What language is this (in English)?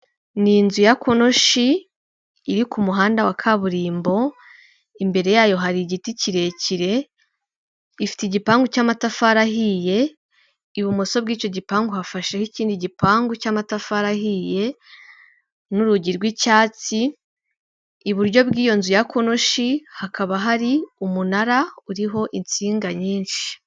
Kinyarwanda